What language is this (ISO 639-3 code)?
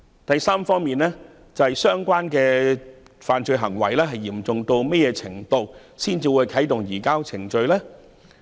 yue